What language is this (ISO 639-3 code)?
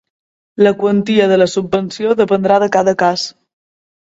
cat